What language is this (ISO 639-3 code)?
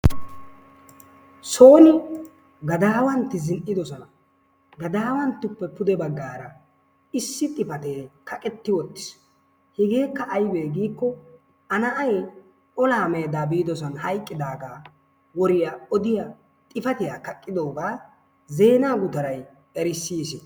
wal